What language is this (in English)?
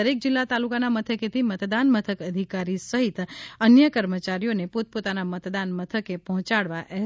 Gujarati